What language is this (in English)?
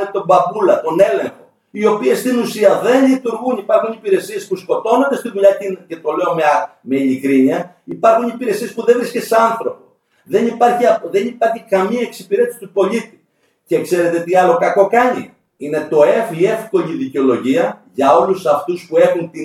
Greek